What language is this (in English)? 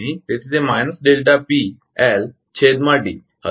Gujarati